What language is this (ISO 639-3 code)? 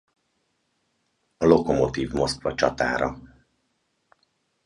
hun